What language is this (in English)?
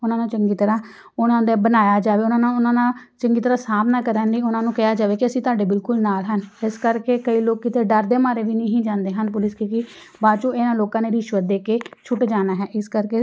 Punjabi